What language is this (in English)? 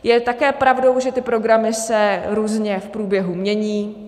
Czech